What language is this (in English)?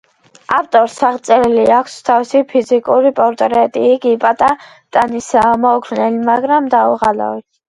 Georgian